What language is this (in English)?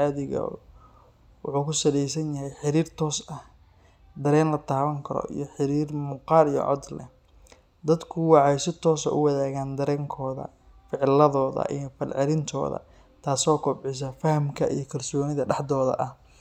Somali